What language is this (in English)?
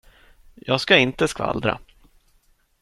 Swedish